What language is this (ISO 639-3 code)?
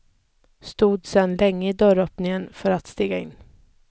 swe